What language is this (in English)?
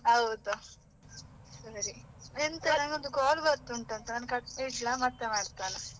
Kannada